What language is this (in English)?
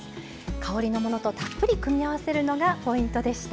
Japanese